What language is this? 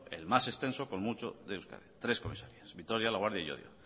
Spanish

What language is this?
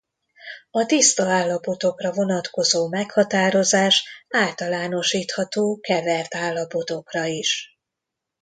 Hungarian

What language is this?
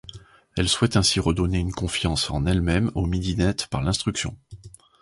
French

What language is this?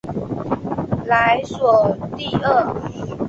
Chinese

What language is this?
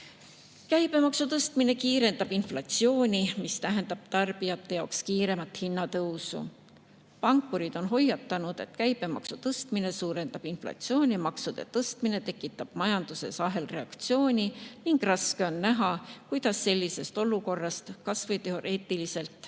Estonian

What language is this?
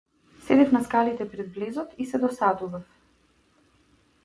Macedonian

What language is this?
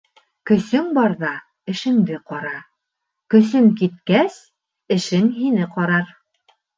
Bashkir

